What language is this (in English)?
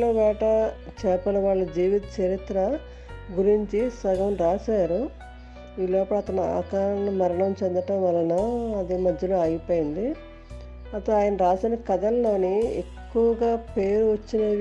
Telugu